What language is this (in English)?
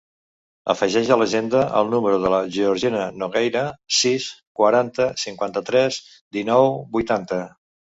Catalan